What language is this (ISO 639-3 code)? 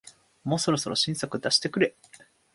jpn